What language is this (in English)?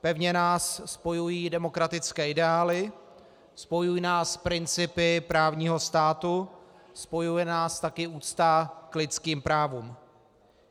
Czech